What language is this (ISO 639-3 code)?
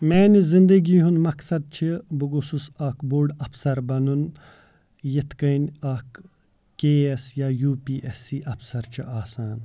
kas